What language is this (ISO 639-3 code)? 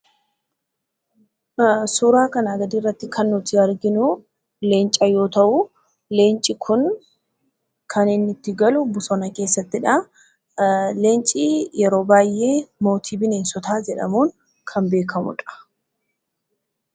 orm